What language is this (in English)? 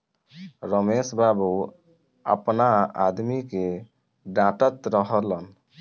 Bhojpuri